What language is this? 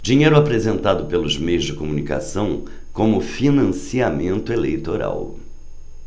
Portuguese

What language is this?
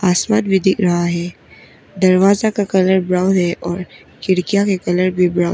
Hindi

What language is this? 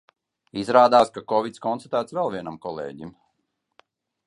Latvian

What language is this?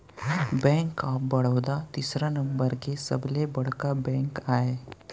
Chhattisgarhi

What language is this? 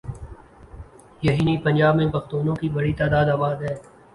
Urdu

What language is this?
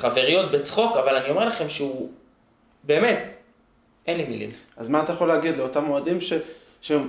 Hebrew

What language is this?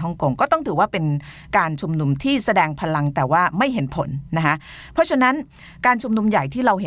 Thai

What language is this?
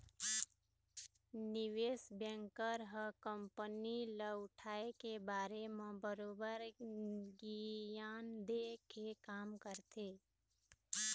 Chhattisgarhi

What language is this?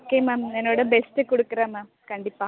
Tamil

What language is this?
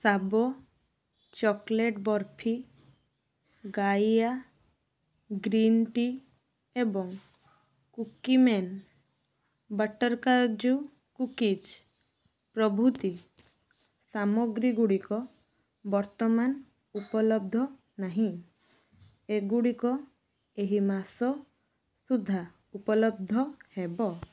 Odia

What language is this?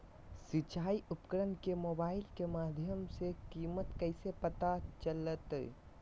Magahi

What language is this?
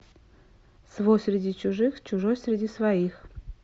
Russian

